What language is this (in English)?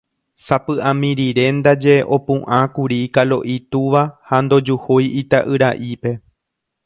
Guarani